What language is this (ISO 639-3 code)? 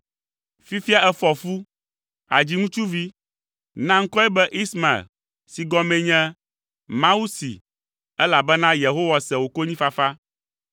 ewe